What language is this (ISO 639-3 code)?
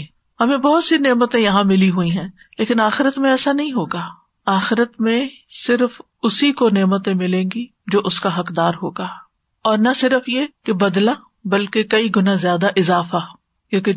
urd